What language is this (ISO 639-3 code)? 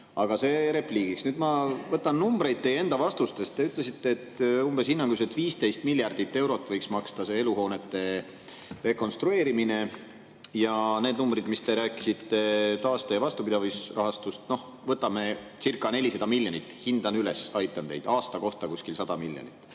est